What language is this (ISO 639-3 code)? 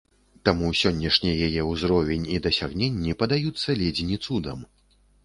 bel